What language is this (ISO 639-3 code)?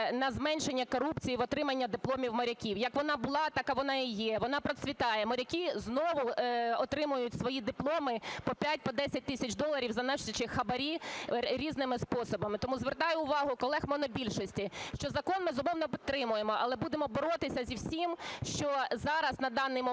ukr